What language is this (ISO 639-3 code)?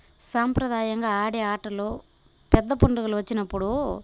tel